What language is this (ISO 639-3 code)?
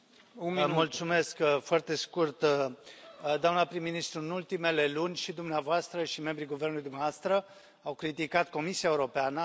ron